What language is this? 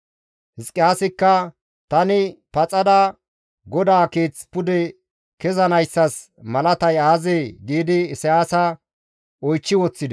Gamo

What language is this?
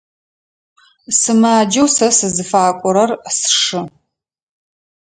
Adyghe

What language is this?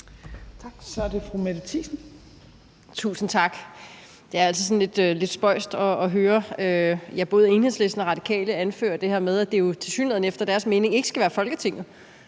Danish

